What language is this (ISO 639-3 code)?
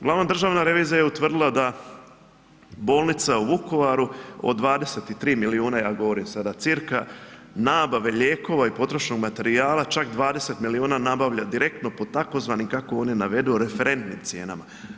hrv